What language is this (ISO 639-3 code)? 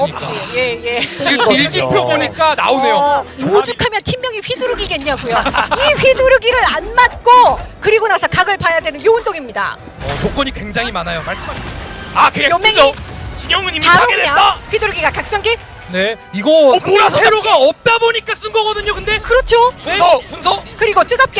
kor